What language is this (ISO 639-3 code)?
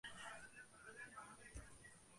uzb